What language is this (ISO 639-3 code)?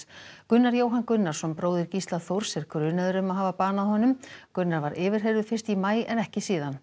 isl